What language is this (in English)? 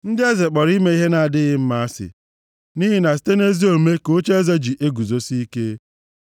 Igbo